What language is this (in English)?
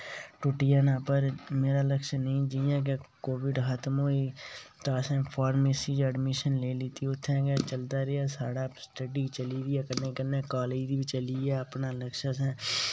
Dogri